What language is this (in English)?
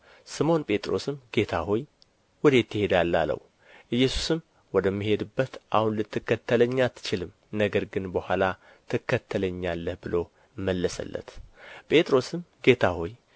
Amharic